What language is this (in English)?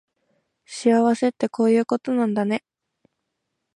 Japanese